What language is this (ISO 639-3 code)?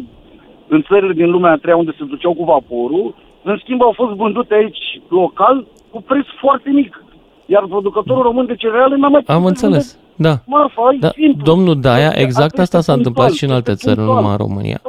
ron